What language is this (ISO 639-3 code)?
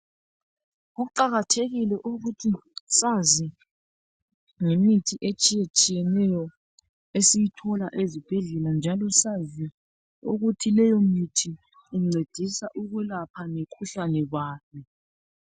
nde